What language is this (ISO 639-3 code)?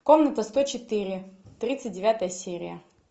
rus